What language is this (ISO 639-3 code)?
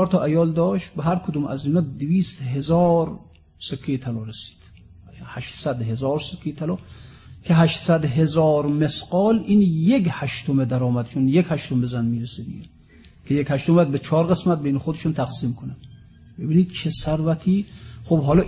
fas